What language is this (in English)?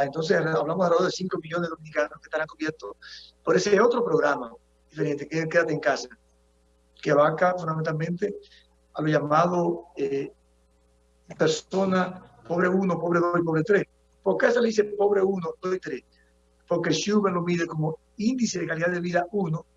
Spanish